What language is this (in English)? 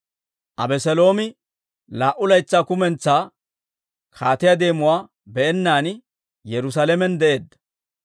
Dawro